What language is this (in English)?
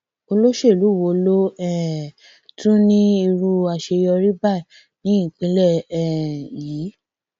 Yoruba